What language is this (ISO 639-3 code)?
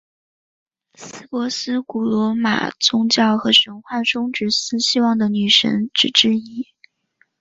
zho